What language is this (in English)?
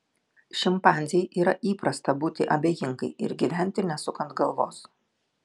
Lithuanian